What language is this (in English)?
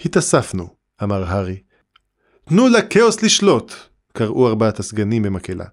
Hebrew